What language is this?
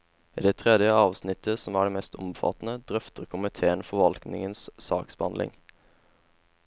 Norwegian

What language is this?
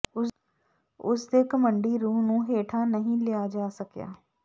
Punjabi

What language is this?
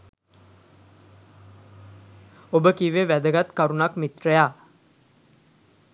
Sinhala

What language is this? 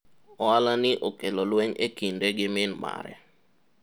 Luo (Kenya and Tanzania)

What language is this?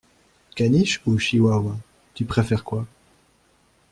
French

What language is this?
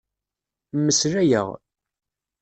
Kabyle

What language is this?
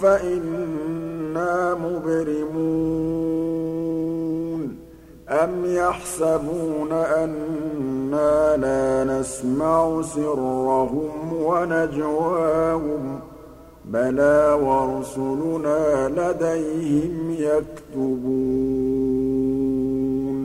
Arabic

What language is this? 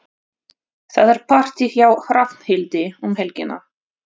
Icelandic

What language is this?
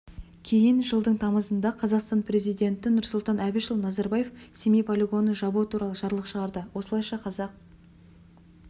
Kazakh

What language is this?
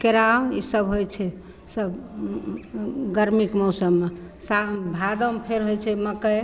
Maithili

